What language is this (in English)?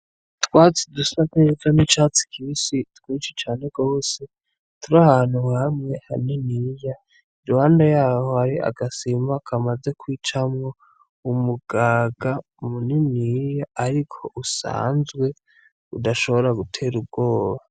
Rundi